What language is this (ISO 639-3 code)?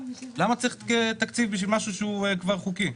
heb